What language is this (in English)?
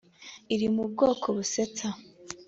Kinyarwanda